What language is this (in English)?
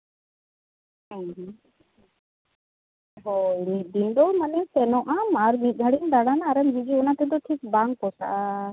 Santali